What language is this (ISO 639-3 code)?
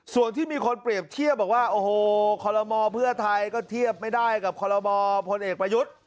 tha